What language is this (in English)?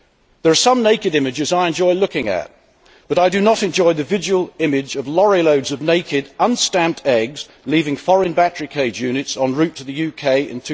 English